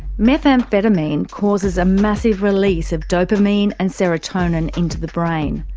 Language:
English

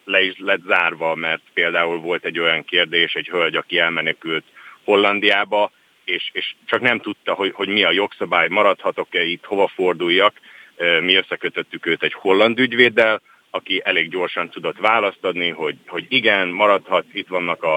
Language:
Hungarian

